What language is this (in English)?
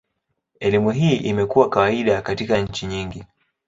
Swahili